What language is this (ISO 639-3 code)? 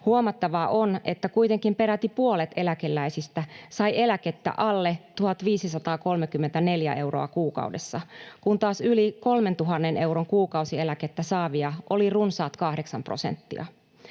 fin